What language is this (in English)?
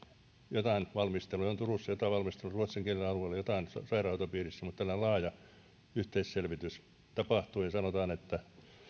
Finnish